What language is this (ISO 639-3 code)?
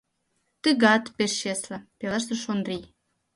chm